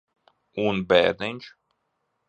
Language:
Latvian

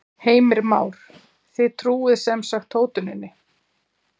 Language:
Icelandic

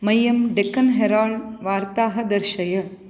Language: Sanskrit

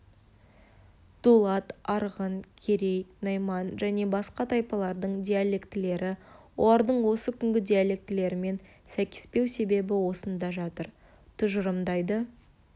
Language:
Kazakh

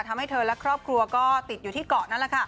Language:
Thai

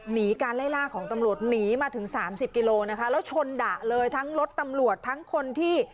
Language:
Thai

